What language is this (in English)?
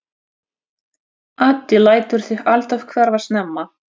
Icelandic